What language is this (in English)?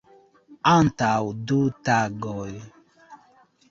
Esperanto